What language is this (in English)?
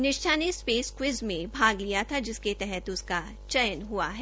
Hindi